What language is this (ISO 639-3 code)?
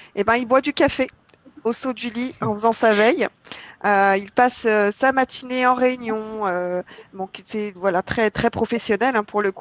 fra